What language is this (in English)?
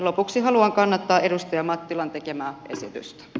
Finnish